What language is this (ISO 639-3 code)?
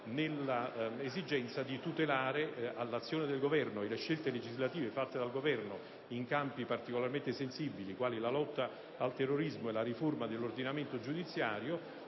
ita